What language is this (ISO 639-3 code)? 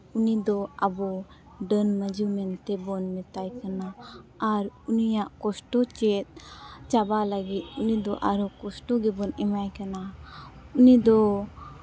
sat